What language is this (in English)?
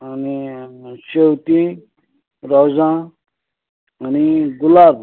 Konkani